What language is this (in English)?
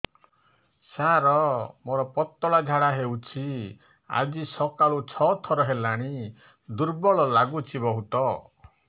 Odia